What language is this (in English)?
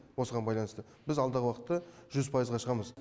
Kazakh